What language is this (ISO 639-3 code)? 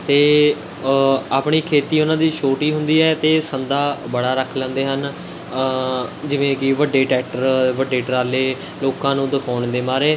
pan